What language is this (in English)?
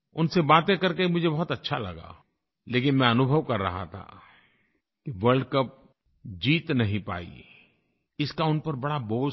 Hindi